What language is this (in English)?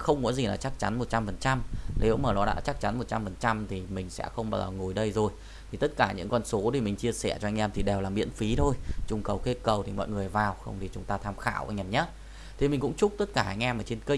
Vietnamese